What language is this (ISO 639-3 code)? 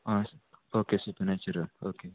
kok